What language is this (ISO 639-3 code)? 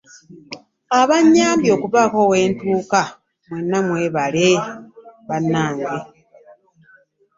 lug